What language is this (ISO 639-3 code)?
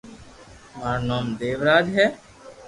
lrk